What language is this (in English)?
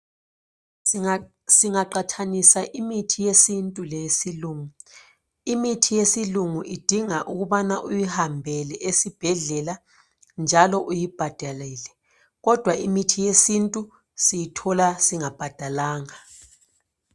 North Ndebele